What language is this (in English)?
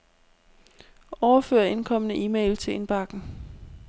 Danish